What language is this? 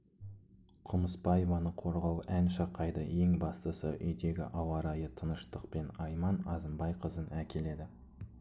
Kazakh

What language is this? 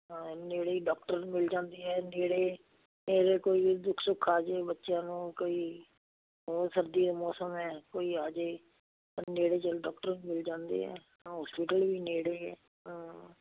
Punjabi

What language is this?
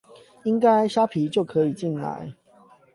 Chinese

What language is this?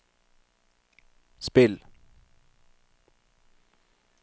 Norwegian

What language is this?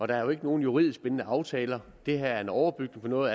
Danish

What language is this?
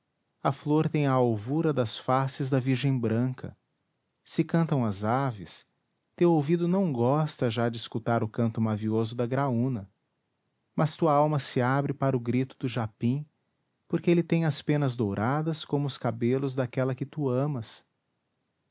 Portuguese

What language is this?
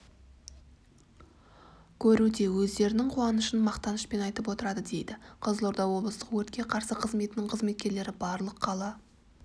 Kazakh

